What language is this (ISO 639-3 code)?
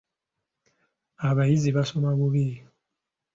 lug